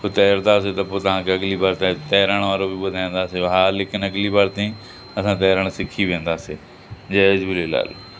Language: Sindhi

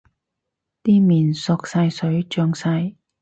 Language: Cantonese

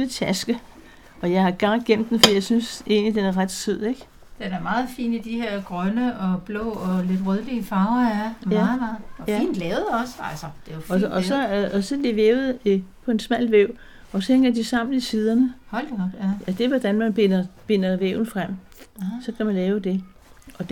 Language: Danish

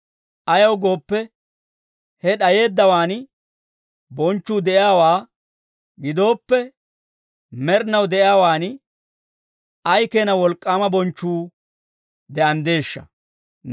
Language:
Dawro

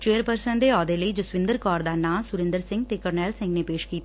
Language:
Punjabi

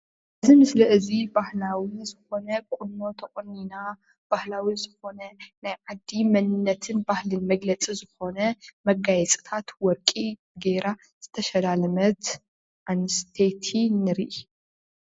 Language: Tigrinya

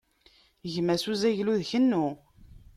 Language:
Kabyle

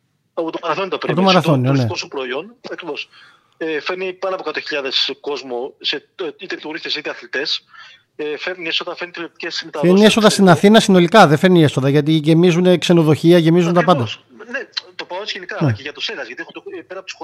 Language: Greek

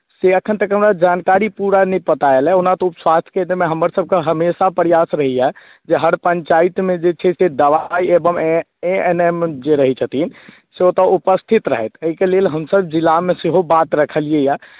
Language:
Maithili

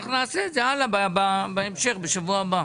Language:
Hebrew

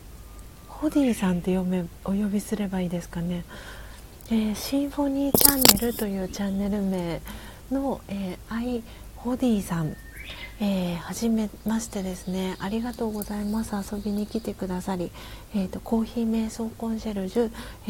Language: Japanese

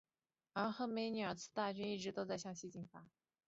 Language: Chinese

